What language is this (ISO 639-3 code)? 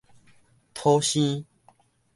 nan